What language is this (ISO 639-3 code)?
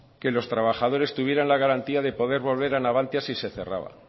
spa